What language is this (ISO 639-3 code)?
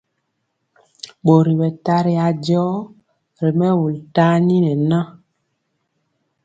mcx